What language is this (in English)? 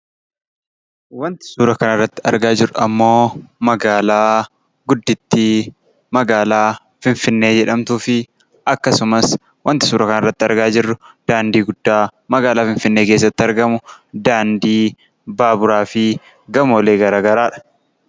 Oromo